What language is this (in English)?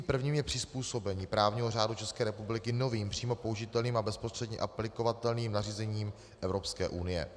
Czech